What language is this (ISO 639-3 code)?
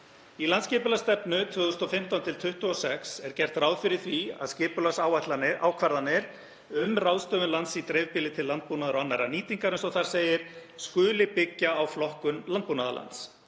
isl